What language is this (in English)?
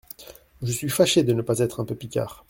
French